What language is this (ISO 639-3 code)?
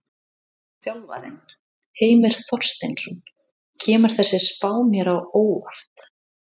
isl